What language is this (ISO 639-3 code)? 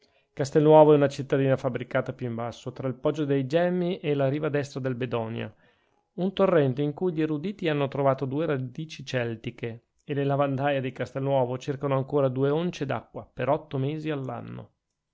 ita